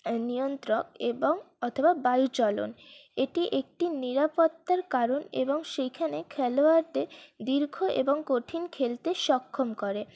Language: Bangla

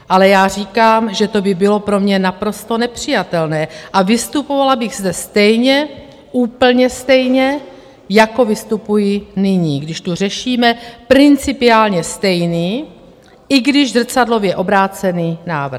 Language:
Czech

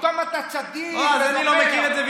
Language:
Hebrew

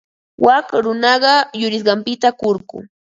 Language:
Ambo-Pasco Quechua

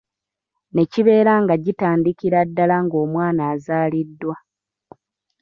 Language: Ganda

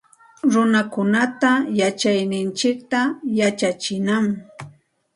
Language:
Santa Ana de Tusi Pasco Quechua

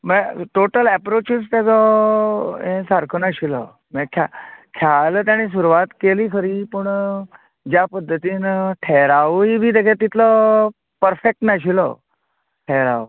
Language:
Konkani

